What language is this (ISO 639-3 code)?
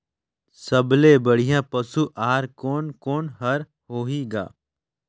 hne